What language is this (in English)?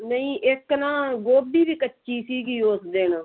Punjabi